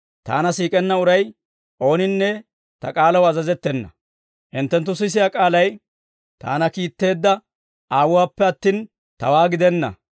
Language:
Dawro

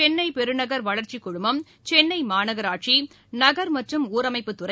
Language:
Tamil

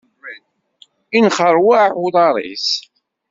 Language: Kabyle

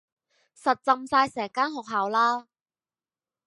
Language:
Cantonese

